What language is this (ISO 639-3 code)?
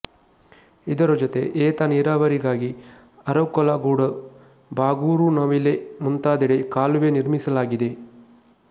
kan